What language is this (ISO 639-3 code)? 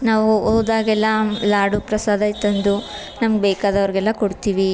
kan